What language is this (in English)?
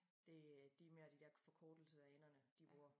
Danish